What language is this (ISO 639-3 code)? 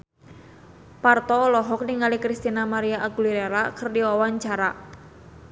sun